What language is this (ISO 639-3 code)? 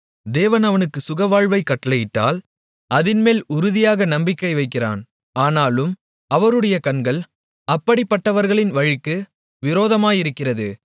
tam